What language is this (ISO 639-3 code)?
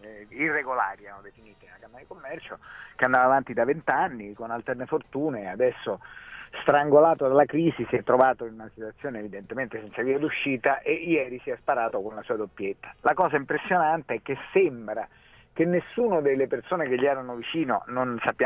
ita